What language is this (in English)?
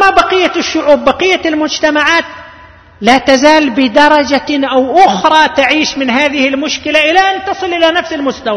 Arabic